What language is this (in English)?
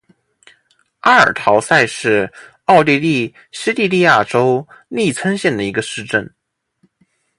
Chinese